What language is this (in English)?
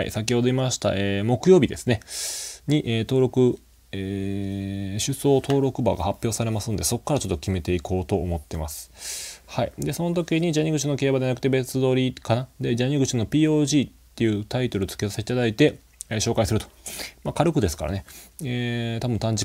Japanese